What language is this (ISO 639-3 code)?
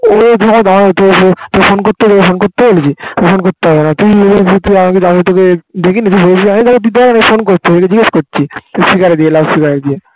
ben